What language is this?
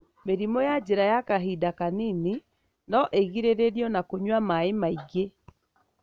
Kikuyu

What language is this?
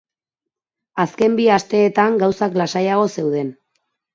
Basque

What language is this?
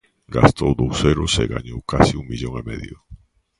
Galician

